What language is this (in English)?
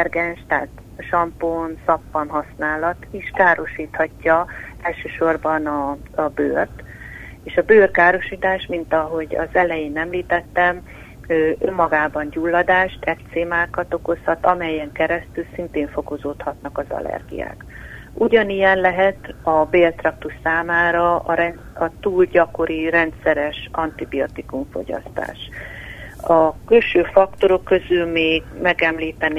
Hungarian